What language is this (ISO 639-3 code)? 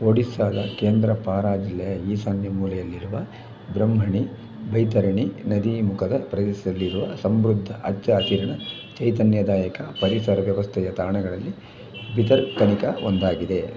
kan